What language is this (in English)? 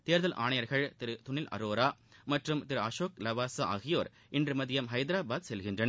Tamil